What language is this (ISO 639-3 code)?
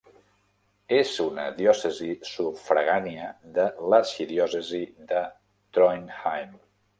cat